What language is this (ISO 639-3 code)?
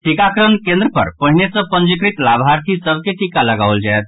mai